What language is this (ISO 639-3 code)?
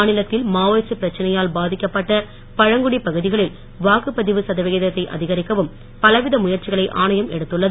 tam